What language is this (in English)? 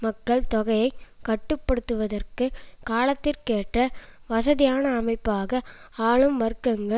Tamil